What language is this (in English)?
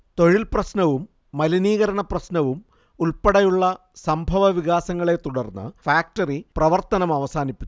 Malayalam